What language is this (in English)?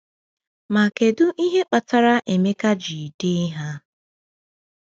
Igbo